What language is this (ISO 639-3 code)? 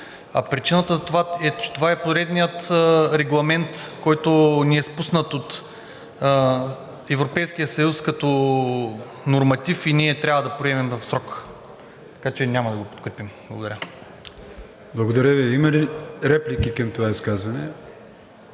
bul